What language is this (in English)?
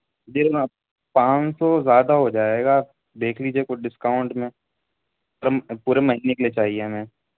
Urdu